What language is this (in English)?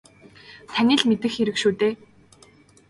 Mongolian